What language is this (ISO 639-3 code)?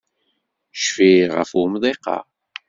kab